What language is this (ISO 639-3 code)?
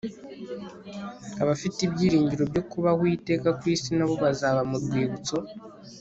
kin